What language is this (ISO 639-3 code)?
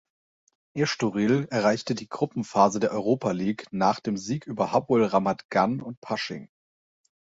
deu